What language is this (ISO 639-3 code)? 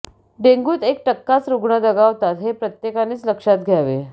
mar